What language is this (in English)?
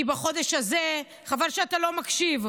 Hebrew